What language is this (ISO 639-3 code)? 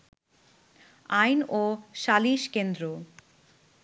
ben